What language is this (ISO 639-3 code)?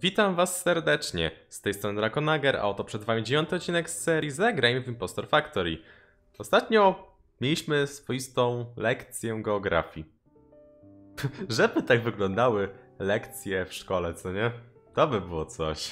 pol